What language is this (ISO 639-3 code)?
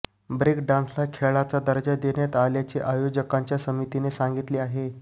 mar